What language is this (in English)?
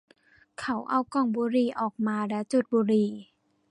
Thai